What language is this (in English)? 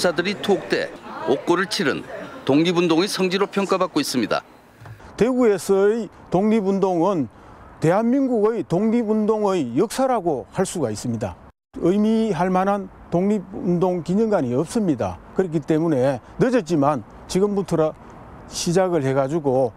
Korean